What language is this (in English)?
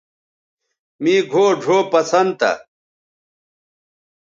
Bateri